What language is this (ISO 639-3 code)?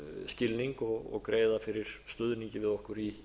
isl